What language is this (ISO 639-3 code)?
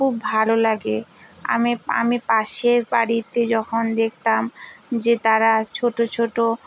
ben